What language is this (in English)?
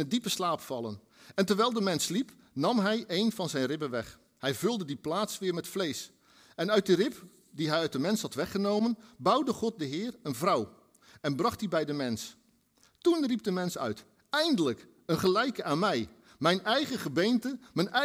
Dutch